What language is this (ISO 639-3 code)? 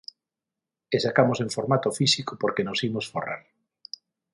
glg